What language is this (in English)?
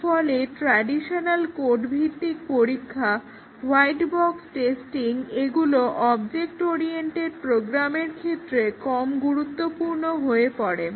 Bangla